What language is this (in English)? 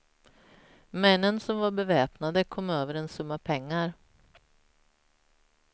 Swedish